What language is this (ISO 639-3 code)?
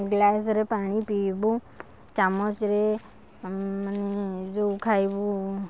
ori